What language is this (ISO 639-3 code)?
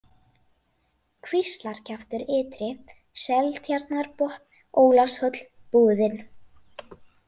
isl